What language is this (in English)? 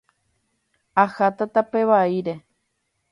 Guarani